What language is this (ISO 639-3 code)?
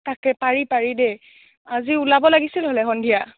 asm